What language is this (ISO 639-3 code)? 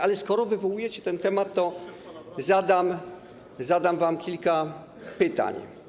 pol